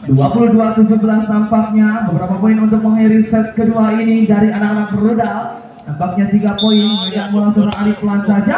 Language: Indonesian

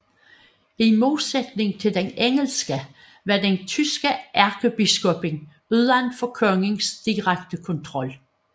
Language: Danish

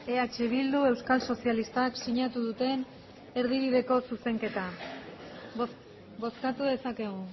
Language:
Basque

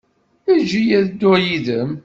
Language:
Kabyle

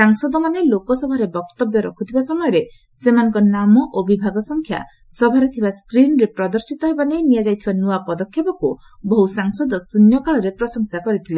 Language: Odia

